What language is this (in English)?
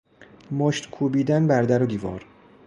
Persian